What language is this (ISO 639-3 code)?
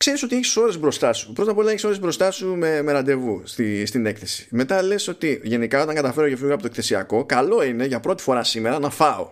ell